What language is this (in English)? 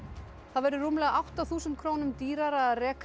Icelandic